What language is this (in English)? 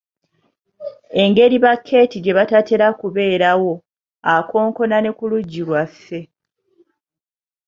Ganda